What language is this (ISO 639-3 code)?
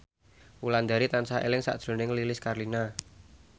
jav